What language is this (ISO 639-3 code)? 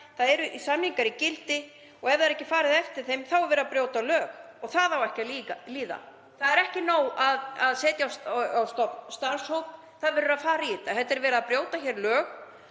isl